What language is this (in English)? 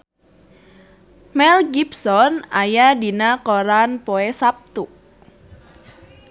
Sundanese